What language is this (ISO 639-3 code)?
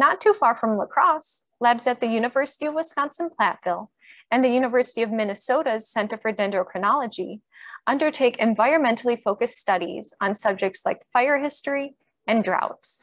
eng